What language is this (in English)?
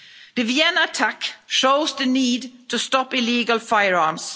English